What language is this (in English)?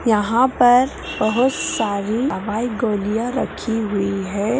Magahi